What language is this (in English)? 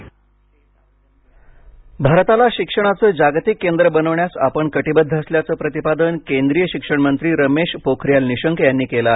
Marathi